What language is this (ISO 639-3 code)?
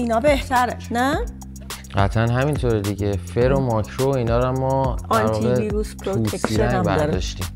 fas